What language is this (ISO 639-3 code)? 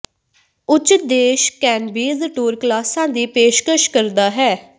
pan